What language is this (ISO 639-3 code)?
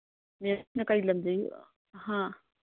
mni